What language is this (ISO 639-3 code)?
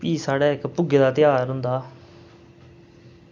doi